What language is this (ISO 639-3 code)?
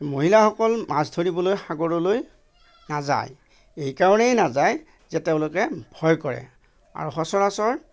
asm